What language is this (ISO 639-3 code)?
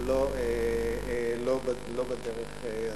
heb